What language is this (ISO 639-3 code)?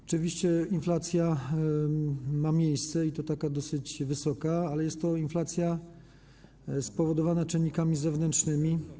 pol